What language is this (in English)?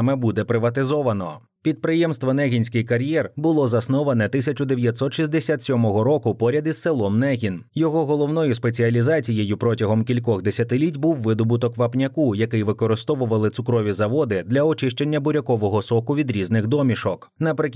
Ukrainian